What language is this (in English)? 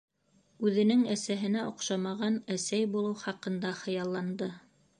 Bashkir